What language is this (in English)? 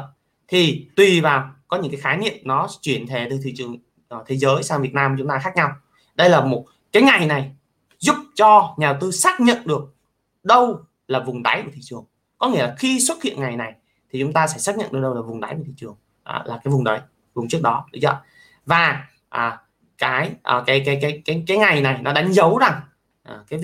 Vietnamese